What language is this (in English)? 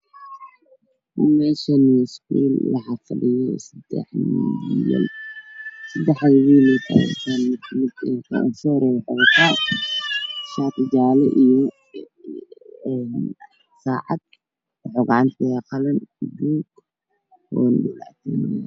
Somali